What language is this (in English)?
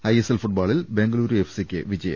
Malayalam